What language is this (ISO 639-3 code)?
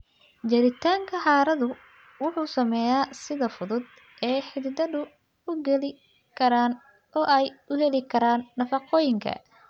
som